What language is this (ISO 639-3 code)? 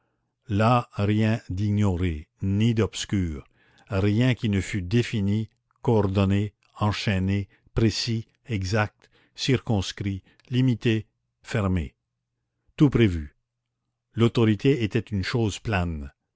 fra